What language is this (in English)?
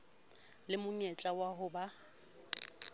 Southern Sotho